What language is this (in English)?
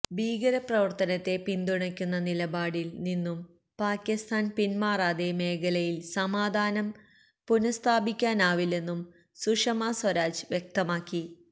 Malayalam